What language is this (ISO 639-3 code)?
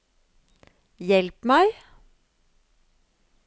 nor